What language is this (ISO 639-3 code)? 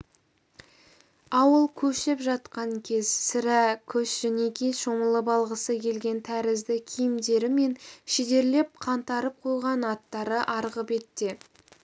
kaz